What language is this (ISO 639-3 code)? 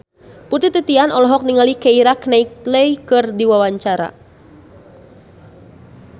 sun